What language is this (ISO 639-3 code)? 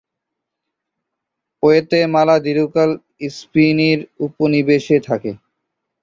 ben